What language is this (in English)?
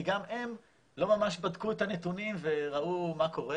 Hebrew